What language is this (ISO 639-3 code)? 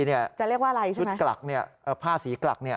tha